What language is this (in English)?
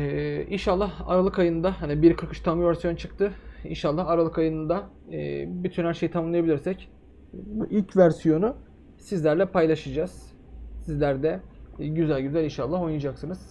Turkish